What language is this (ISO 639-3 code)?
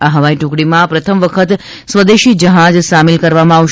guj